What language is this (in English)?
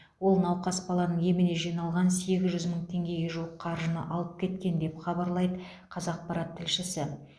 Kazakh